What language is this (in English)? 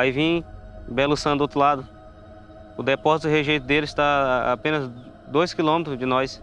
Portuguese